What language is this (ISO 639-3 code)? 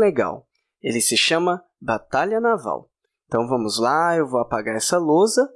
por